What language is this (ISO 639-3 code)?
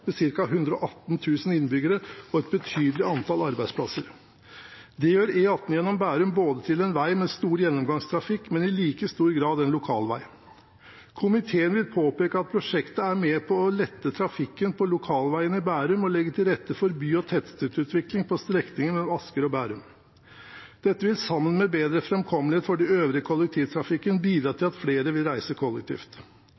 nob